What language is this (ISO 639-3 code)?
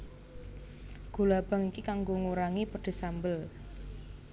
jav